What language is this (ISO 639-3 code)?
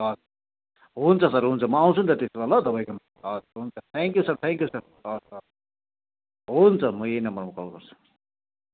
nep